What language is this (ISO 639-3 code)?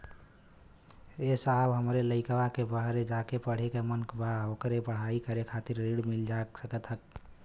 bho